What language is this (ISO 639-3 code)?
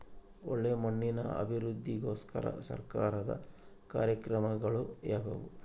kan